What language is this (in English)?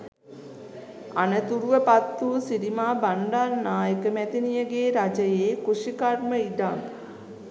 Sinhala